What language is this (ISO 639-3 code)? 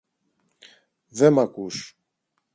ell